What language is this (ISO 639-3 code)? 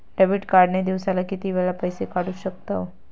mar